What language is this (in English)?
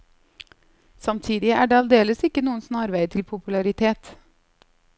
Norwegian